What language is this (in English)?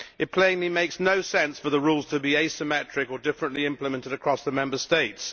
English